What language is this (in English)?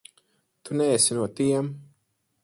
Latvian